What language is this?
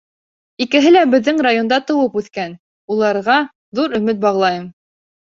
Bashkir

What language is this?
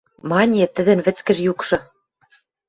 Western Mari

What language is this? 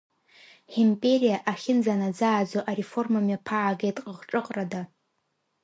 Abkhazian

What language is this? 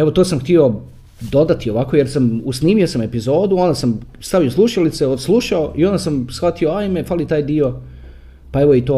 Croatian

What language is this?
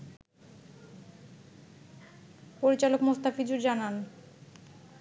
Bangla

